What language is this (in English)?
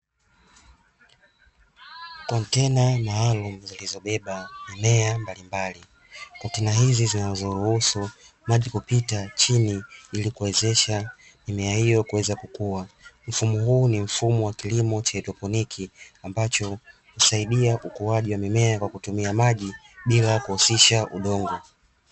Swahili